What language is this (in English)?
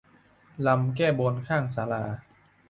Thai